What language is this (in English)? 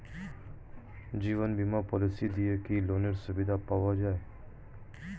Bangla